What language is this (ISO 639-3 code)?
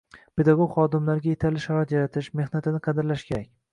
uzb